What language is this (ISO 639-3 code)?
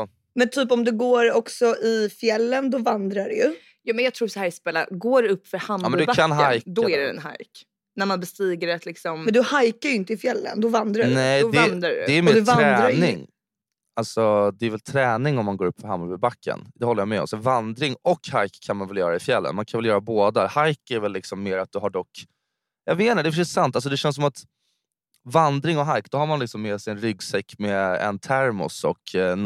swe